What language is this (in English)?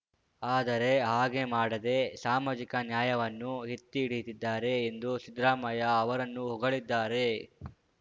Kannada